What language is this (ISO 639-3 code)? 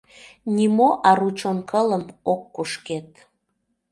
chm